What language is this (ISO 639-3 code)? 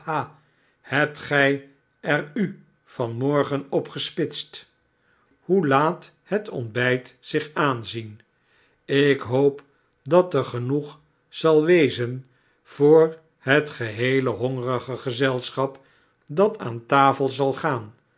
nld